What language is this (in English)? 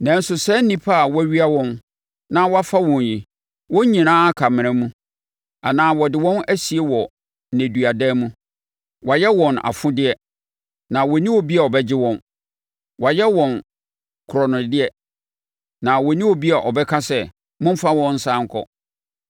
Akan